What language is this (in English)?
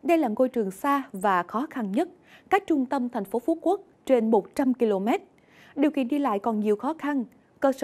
Vietnamese